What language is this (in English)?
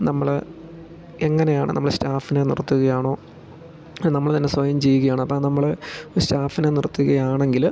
Malayalam